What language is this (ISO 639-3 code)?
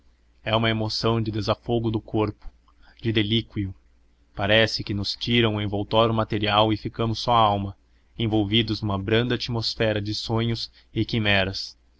por